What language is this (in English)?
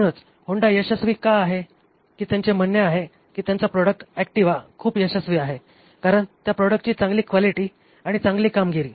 Marathi